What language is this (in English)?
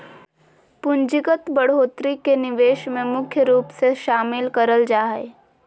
Magahi